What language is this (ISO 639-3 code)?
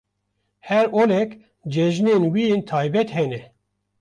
kur